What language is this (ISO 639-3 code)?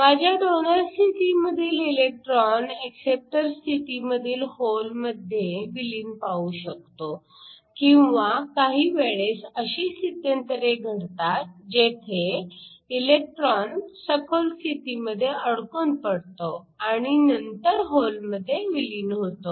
mar